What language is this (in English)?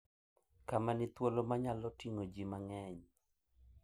Luo (Kenya and Tanzania)